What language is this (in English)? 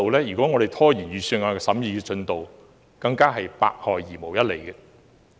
Cantonese